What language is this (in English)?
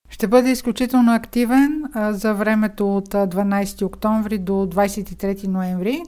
Bulgarian